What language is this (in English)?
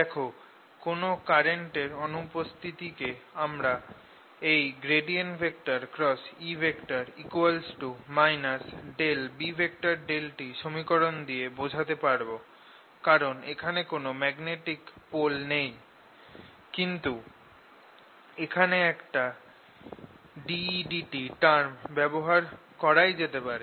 Bangla